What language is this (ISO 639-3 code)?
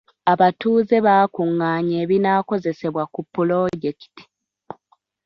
lug